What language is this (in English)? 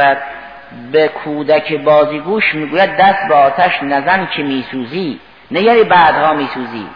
Persian